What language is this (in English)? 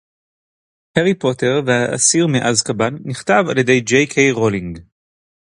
Hebrew